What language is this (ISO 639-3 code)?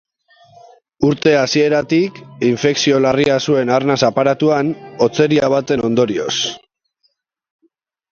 eus